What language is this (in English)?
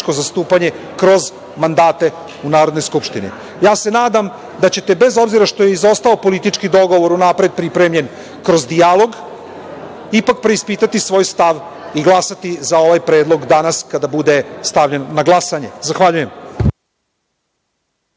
Serbian